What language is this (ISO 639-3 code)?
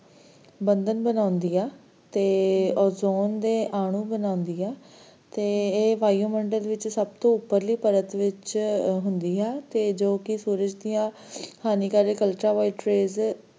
pan